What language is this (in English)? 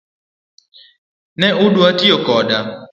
Luo (Kenya and Tanzania)